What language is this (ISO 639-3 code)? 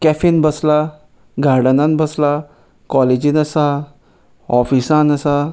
kok